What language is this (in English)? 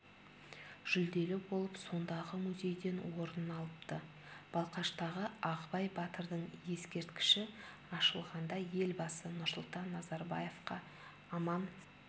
Kazakh